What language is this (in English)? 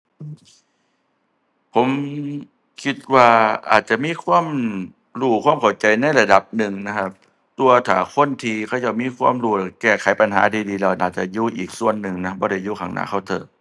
Thai